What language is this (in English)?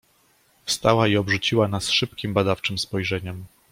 Polish